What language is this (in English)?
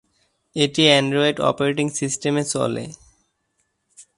Bangla